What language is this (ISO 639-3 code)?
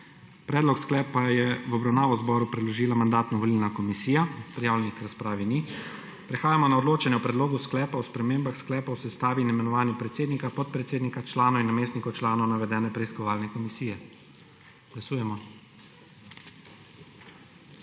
slv